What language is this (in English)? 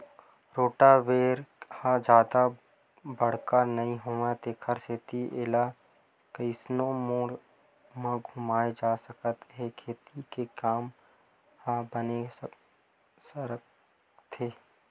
Chhattisgarhi